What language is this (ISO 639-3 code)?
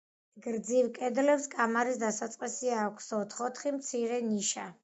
kat